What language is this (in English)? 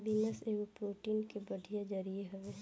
Bhojpuri